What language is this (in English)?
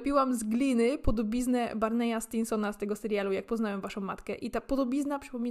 Polish